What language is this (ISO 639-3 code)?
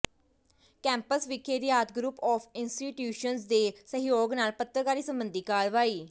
pan